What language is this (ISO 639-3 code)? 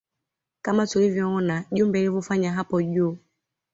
swa